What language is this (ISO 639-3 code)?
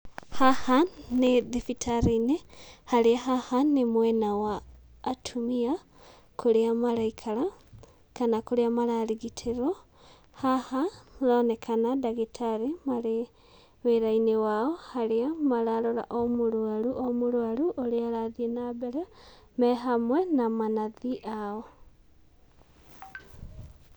kik